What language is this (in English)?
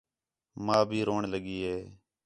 Khetrani